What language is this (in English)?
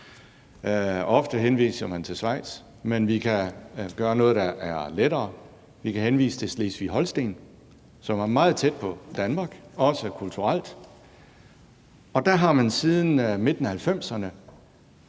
Danish